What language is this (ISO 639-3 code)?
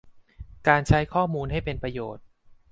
tha